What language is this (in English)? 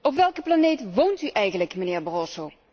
Dutch